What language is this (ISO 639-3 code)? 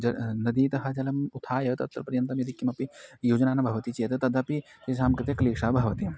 san